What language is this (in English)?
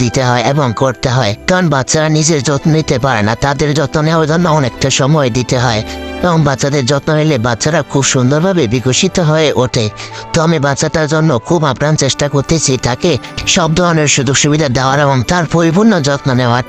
Bangla